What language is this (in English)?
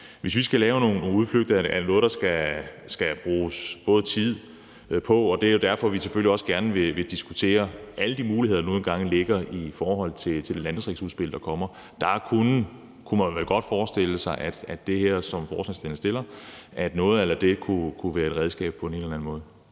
Danish